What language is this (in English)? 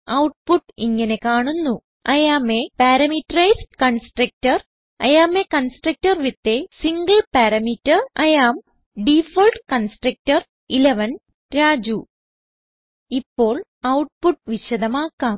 Malayalam